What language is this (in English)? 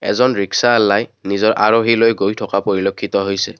Assamese